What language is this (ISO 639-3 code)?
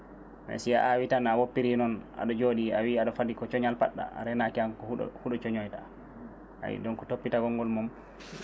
ful